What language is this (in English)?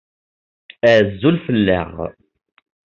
Kabyle